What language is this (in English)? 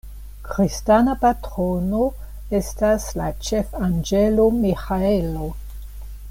Esperanto